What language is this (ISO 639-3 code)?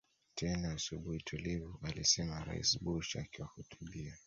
swa